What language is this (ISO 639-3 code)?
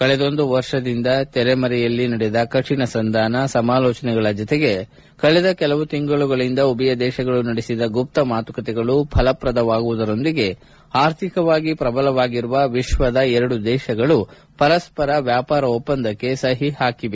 kan